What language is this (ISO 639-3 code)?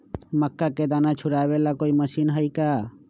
mag